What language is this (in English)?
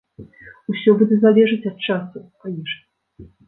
Belarusian